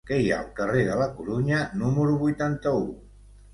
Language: Catalan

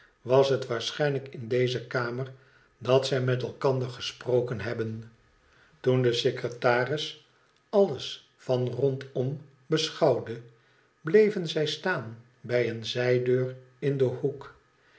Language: Dutch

